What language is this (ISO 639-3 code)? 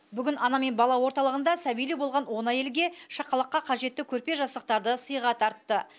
kaz